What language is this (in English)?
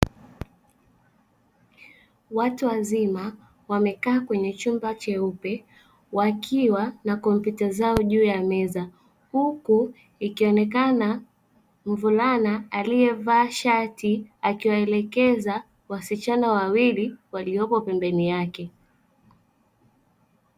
Swahili